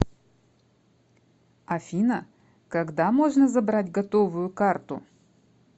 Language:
Russian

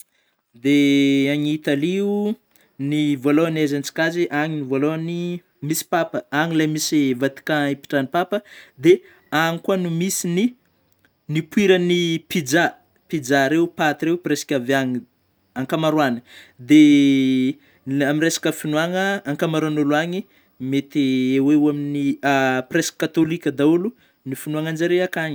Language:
Northern Betsimisaraka Malagasy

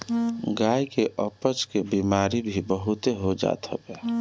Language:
Bhojpuri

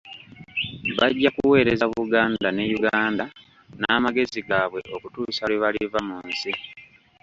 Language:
Ganda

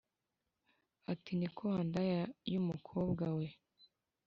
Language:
Kinyarwanda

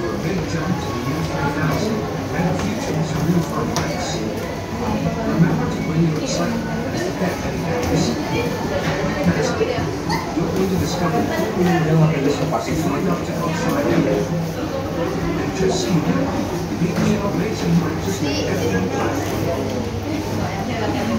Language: Indonesian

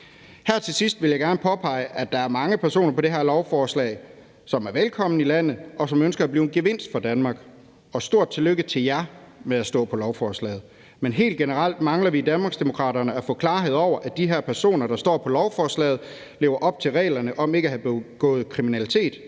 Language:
Danish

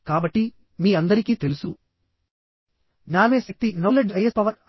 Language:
Telugu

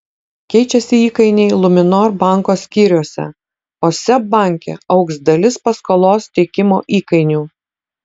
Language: Lithuanian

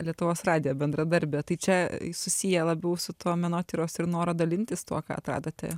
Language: Lithuanian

